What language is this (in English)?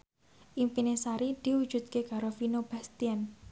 Javanese